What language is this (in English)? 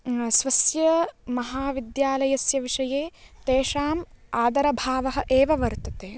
Sanskrit